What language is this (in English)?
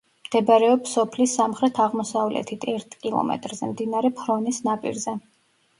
Georgian